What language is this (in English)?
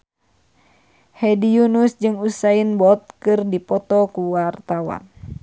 Sundanese